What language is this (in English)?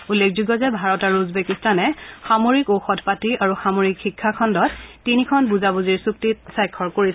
Assamese